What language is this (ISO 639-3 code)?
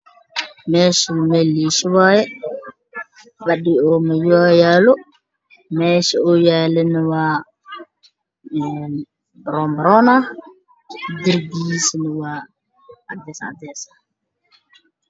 som